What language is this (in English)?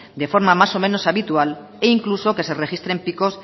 Spanish